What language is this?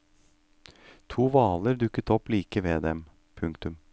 Norwegian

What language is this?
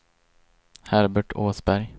Swedish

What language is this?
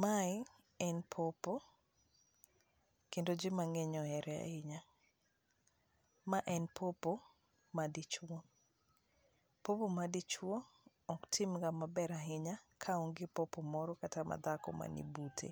Luo (Kenya and Tanzania)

